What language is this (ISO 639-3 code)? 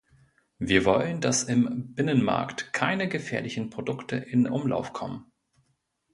deu